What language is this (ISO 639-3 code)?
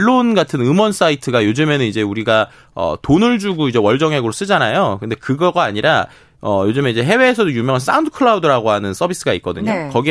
kor